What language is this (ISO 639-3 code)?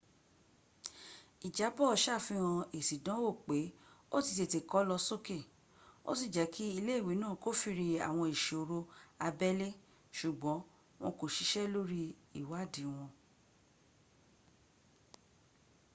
yor